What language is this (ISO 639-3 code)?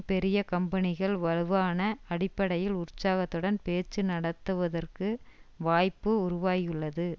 tam